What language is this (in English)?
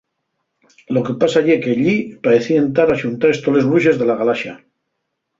Asturian